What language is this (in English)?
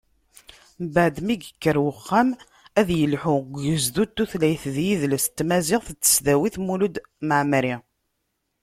Kabyle